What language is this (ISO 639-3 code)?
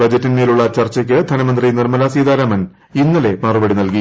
mal